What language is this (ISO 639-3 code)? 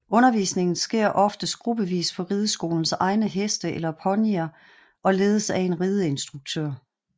dan